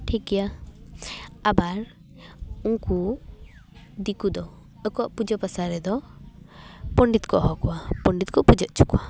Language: Santali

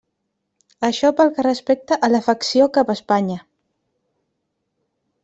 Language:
Catalan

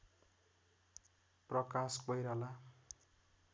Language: Nepali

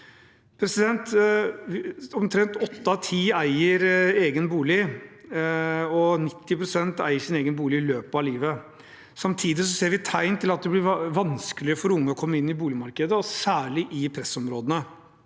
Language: Norwegian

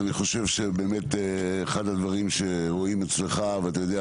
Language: Hebrew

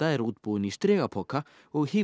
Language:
Icelandic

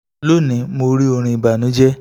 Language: Yoruba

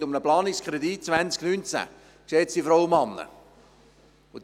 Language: Swiss German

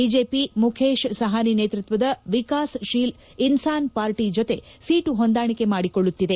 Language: Kannada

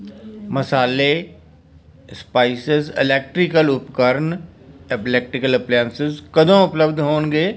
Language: Punjabi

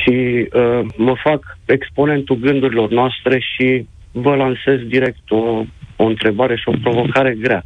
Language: Romanian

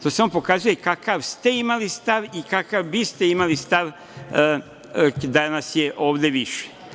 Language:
Serbian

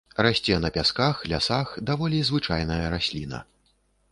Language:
Belarusian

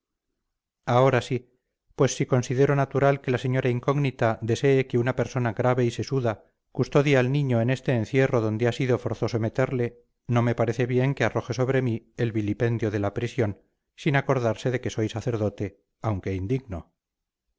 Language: Spanish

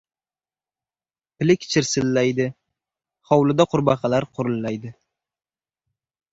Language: Uzbek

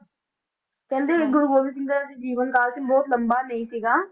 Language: Punjabi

